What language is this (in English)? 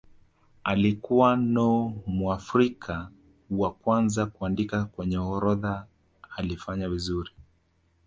Swahili